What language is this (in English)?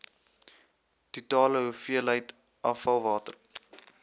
Afrikaans